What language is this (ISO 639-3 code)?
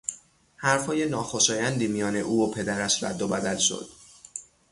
fas